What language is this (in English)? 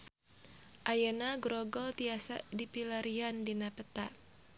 Sundanese